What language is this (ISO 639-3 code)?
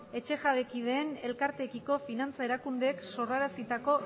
eus